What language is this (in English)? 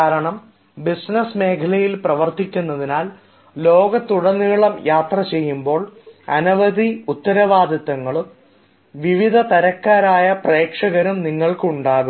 Malayalam